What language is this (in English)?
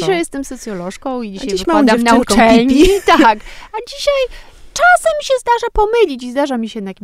Polish